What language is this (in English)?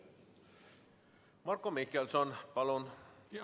Estonian